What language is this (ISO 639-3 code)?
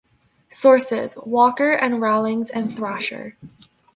eng